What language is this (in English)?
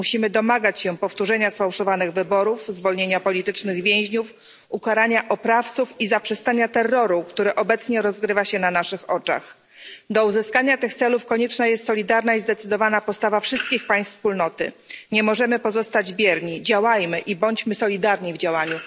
Polish